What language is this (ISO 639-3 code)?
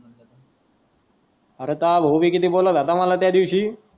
mar